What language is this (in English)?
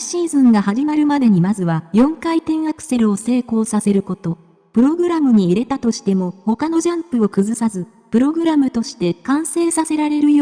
Japanese